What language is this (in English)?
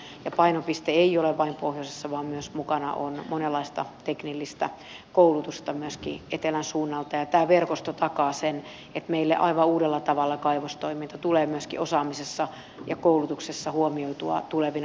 Finnish